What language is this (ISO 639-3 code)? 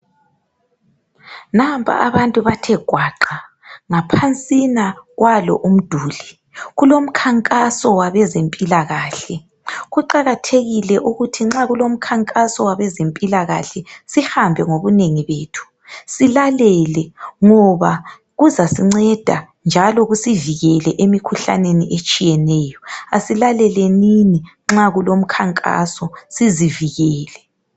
nde